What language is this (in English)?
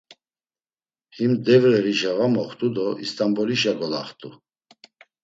Laz